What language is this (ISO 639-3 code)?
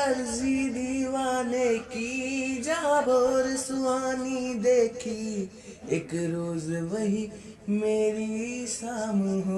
hin